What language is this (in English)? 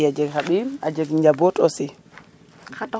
Serer